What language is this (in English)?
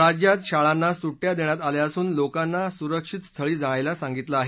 Marathi